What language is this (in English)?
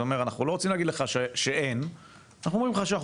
Hebrew